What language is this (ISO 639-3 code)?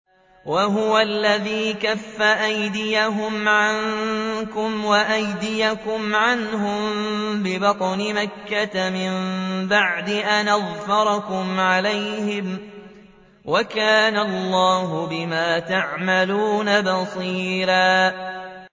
ara